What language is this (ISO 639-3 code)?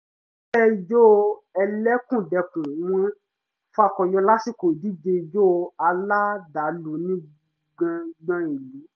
yor